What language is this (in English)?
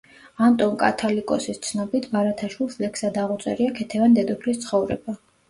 Georgian